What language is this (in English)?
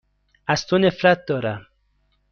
Persian